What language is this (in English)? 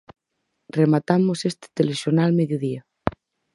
Galician